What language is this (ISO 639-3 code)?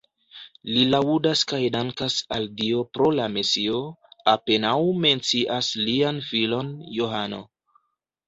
epo